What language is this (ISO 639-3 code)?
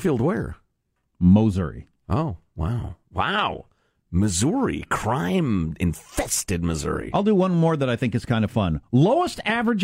eng